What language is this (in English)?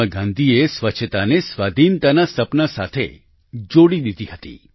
Gujarati